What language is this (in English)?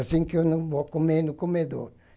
Portuguese